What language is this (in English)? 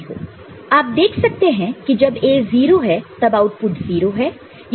Hindi